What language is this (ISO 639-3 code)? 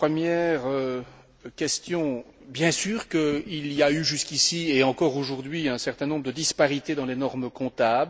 fra